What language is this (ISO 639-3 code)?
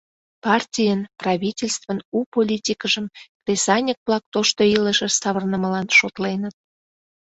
chm